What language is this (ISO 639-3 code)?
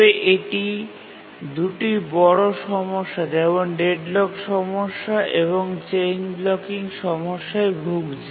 ben